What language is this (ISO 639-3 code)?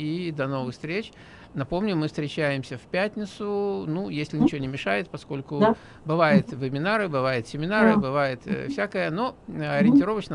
rus